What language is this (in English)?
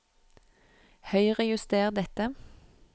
Norwegian